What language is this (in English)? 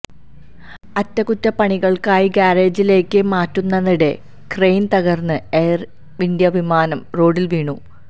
Malayalam